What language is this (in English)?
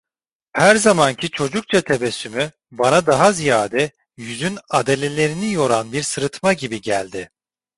Turkish